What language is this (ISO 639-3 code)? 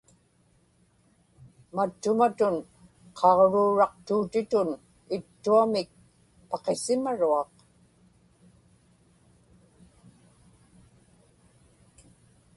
ipk